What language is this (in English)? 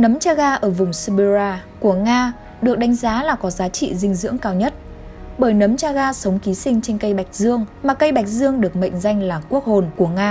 Vietnamese